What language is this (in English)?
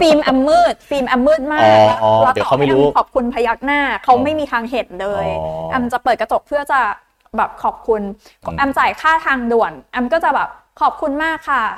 Thai